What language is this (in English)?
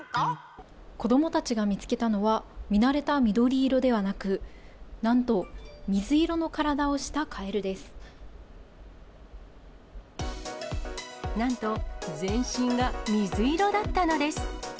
Japanese